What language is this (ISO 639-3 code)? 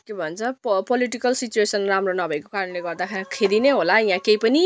nep